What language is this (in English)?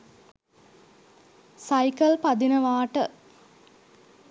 Sinhala